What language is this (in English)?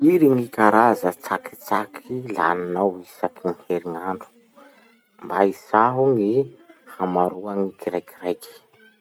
Masikoro Malagasy